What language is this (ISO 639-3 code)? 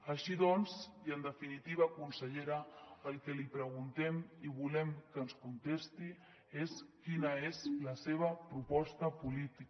cat